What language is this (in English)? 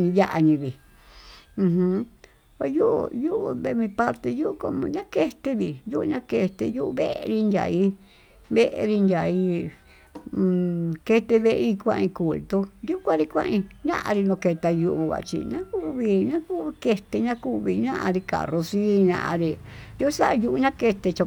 Tututepec Mixtec